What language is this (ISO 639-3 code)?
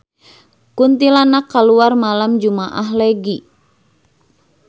sun